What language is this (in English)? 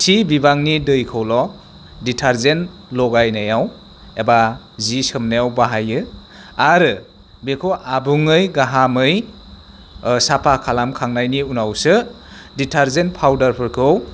Bodo